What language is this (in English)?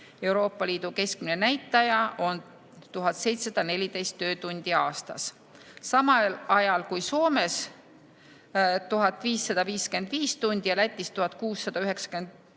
Estonian